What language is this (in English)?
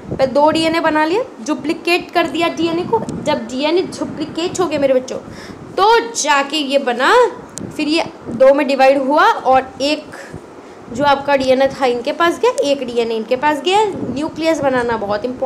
Hindi